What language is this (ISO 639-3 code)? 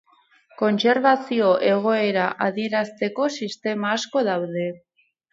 eus